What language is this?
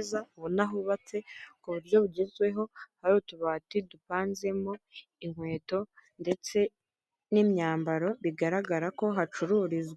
Kinyarwanda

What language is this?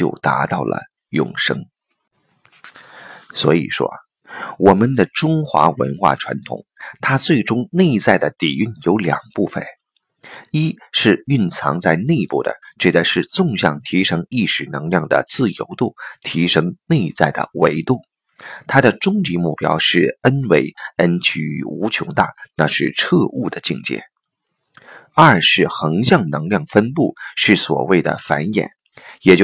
Chinese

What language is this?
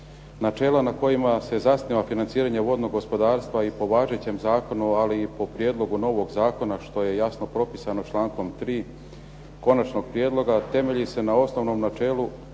Croatian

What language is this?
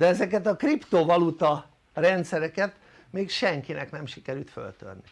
Hungarian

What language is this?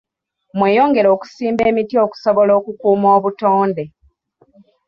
Ganda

